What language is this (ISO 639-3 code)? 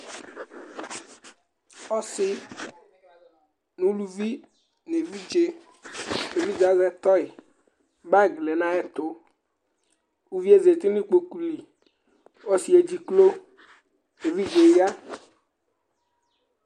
kpo